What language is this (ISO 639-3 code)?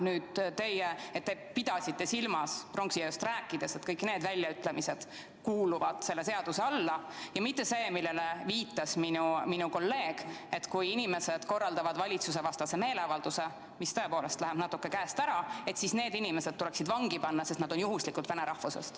est